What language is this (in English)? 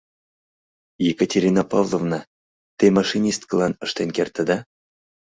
Mari